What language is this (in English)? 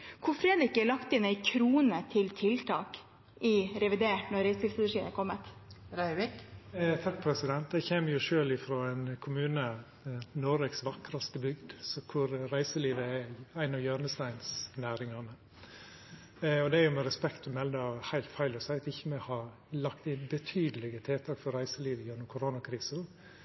Norwegian